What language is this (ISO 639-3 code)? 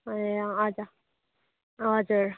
nep